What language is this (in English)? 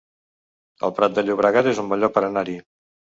Catalan